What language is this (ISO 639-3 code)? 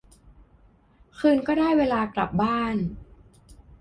tha